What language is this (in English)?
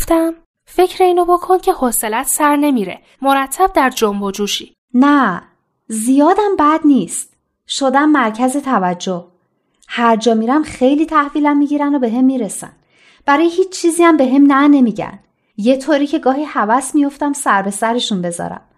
Persian